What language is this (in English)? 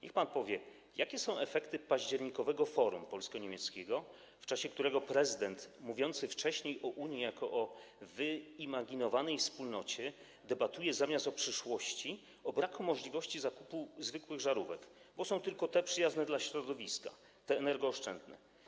Polish